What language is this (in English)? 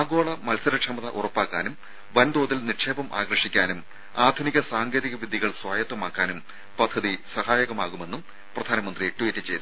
Malayalam